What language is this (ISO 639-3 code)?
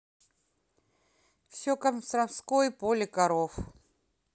rus